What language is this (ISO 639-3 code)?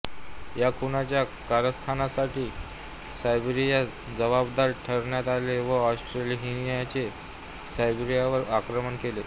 mar